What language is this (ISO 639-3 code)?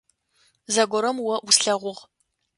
ady